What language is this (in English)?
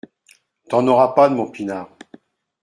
French